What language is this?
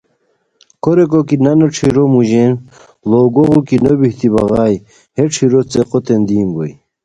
Khowar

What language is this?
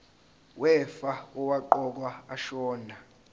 Zulu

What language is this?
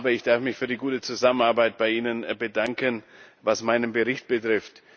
German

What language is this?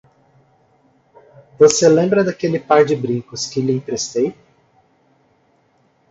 Portuguese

